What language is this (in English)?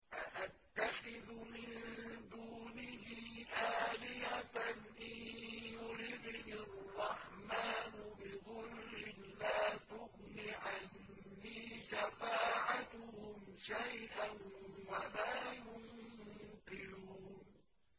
Arabic